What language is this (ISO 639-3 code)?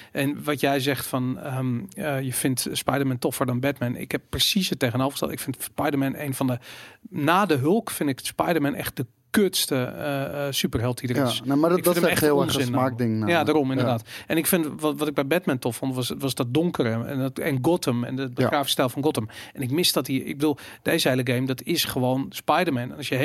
nld